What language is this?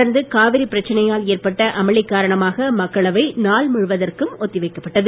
Tamil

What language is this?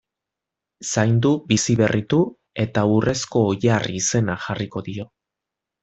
Basque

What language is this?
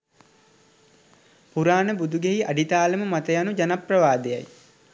Sinhala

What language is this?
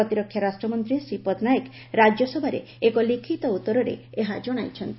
Odia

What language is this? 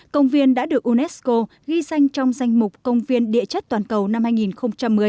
Vietnamese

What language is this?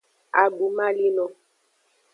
Aja (Benin)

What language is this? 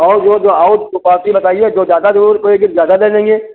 Hindi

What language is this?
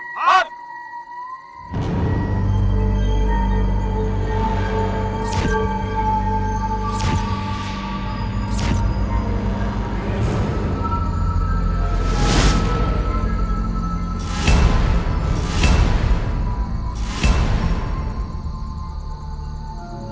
Thai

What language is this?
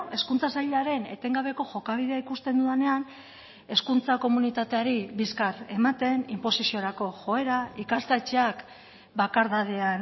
Basque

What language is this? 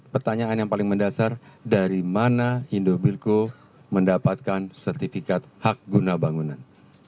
Indonesian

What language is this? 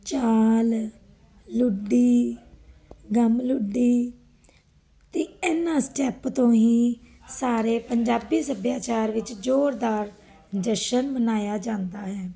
Punjabi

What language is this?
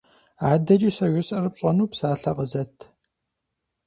Kabardian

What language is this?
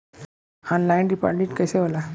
Bhojpuri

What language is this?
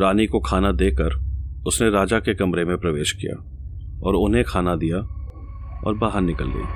Hindi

